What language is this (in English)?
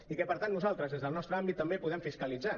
Catalan